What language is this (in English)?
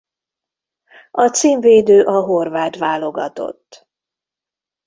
Hungarian